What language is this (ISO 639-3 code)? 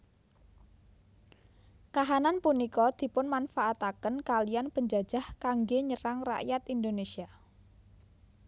jav